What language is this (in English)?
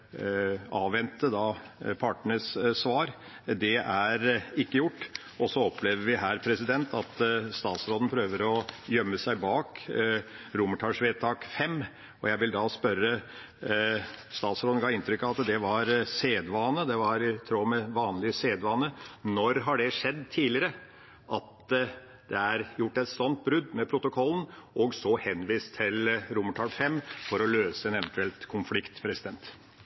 Norwegian Bokmål